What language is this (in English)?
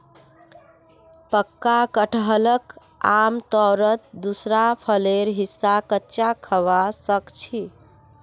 Magahi